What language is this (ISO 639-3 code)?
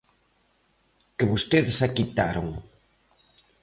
glg